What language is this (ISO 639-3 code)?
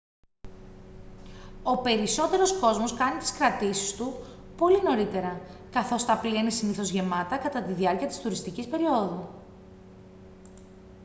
ell